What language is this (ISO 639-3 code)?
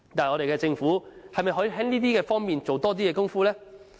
yue